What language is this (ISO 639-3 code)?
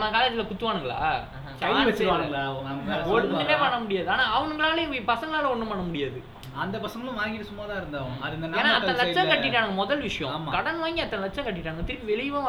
tam